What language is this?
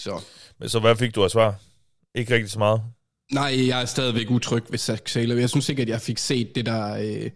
Danish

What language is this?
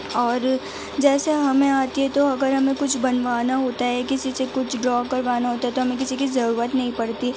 Urdu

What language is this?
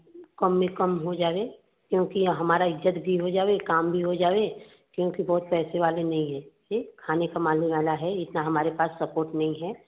Hindi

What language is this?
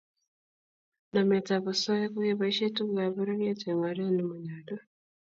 Kalenjin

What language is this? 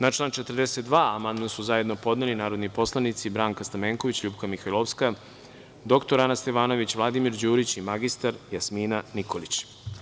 Serbian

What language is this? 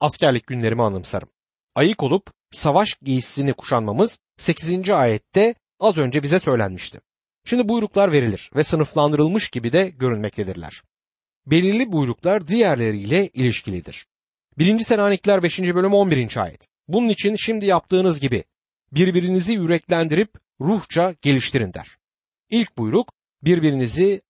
Turkish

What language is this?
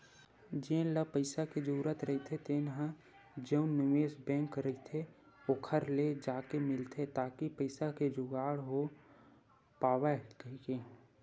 Chhattisgarhi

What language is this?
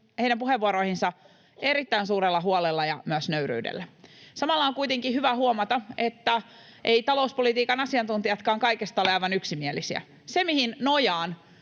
Finnish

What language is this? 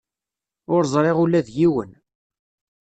Kabyle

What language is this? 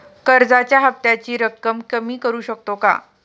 Marathi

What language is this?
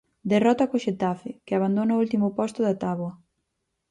Galician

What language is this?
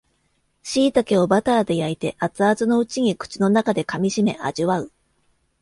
Japanese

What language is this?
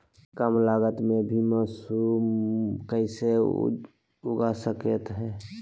Magahi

